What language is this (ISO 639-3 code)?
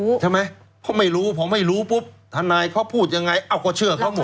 tha